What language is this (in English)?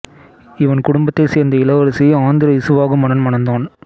Tamil